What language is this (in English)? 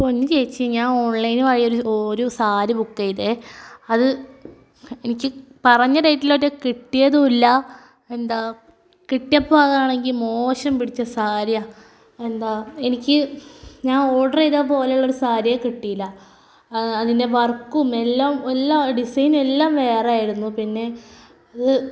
Malayalam